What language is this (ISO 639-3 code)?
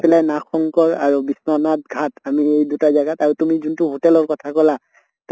asm